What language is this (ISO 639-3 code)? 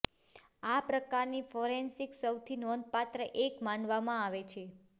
guj